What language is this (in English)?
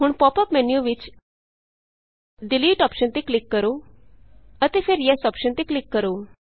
Punjabi